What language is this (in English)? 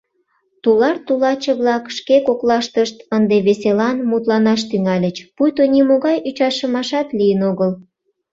Mari